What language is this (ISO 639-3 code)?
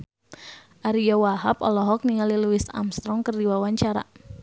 sun